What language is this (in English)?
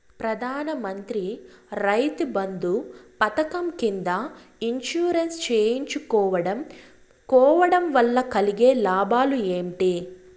Telugu